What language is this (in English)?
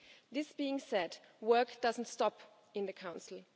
English